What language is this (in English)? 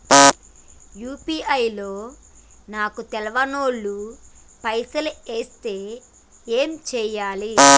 Telugu